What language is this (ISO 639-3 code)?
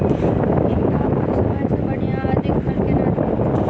mai